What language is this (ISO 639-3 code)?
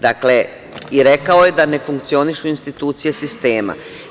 srp